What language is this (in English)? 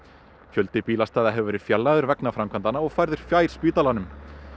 Icelandic